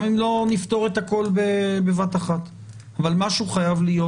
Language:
Hebrew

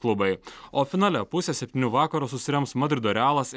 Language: Lithuanian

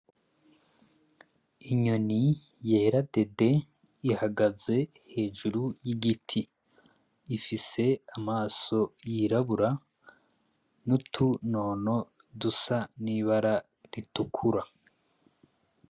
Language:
Rundi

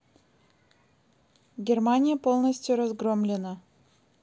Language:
Russian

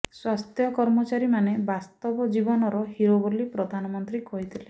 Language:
Odia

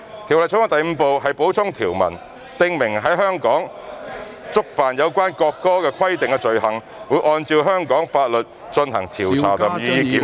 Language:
Cantonese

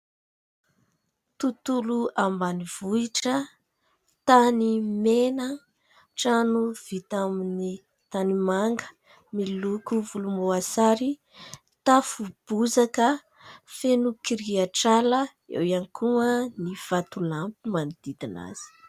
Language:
Malagasy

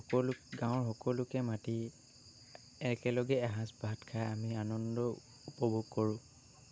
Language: Assamese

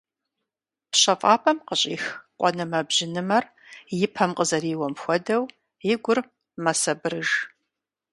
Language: Kabardian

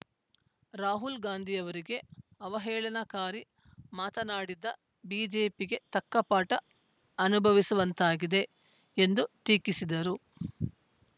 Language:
Kannada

